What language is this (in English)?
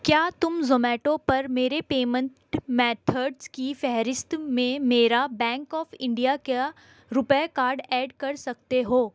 Urdu